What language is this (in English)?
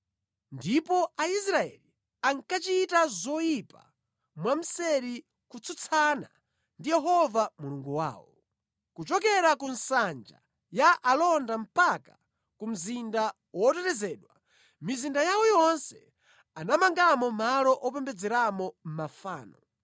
Nyanja